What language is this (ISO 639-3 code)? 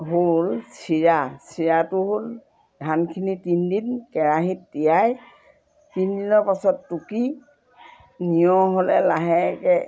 asm